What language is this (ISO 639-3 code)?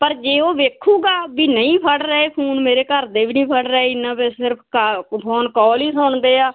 pan